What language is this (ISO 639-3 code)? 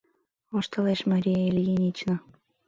chm